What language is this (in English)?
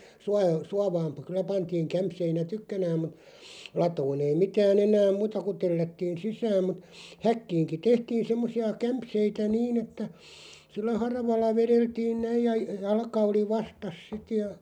Finnish